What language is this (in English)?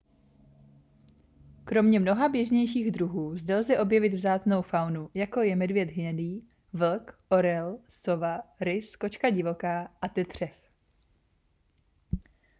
Czech